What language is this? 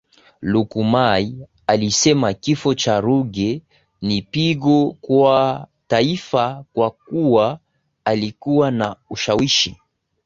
Swahili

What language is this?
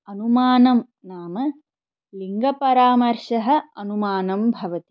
Sanskrit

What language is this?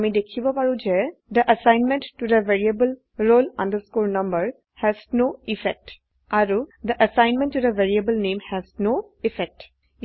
Assamese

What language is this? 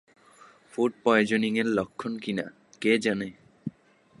Bangla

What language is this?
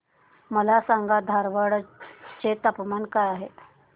Marathi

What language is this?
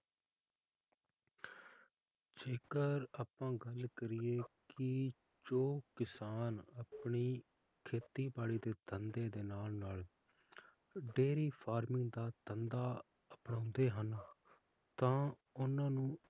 Punjabi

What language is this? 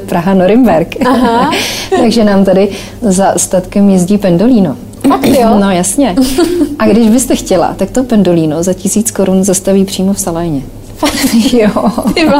Czech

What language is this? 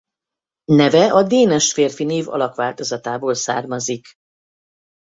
Hungarian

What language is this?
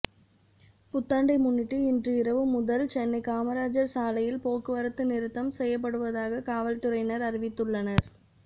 Tamil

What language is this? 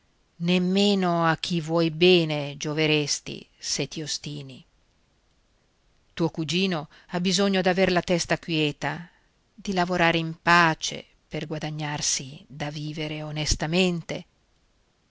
Italian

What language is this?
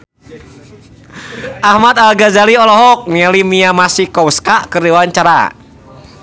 Sundanese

